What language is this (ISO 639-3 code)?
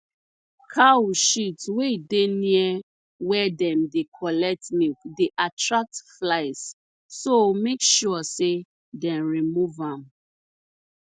pcm